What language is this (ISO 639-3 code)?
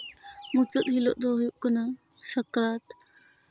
sat